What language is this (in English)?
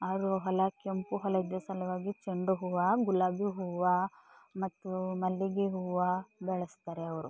Kannada